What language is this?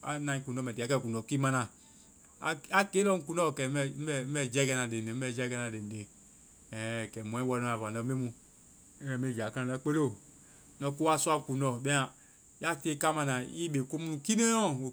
Vai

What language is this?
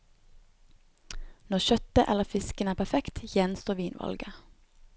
Norwegian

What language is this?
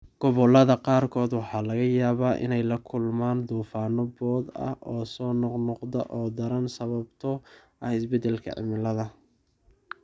Somali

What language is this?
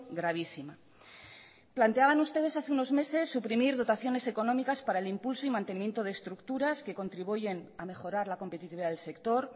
Spanish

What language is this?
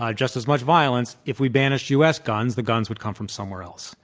English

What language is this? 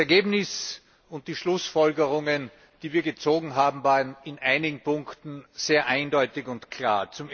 German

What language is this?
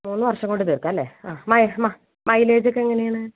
Malayalam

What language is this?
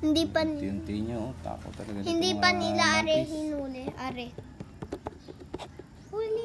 Filipino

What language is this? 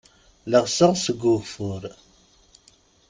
Kabyle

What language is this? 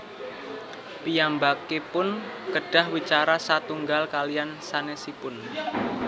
Javanese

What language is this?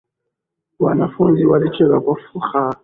Swahili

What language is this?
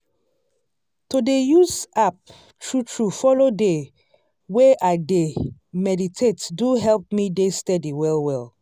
Nigerian Pidgin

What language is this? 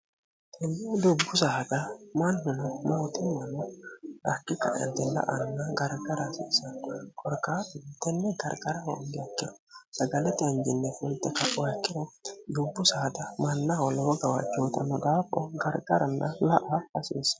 Sidamo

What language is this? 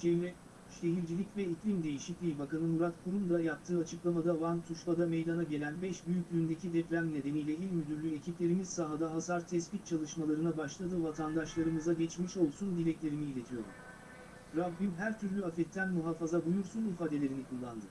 Turkish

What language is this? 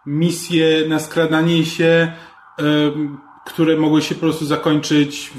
Polish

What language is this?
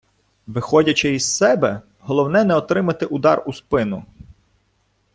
Ukrainian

